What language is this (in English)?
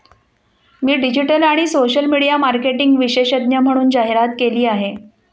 Marathi